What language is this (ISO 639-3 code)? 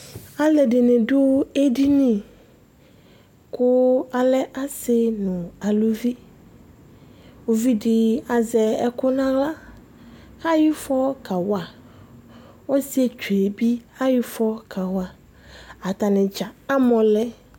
kpo